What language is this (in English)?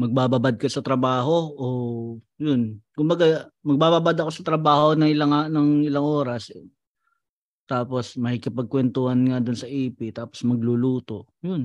Filipino